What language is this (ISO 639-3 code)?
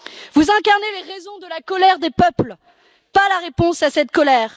fra